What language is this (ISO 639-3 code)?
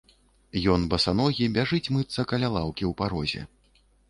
bel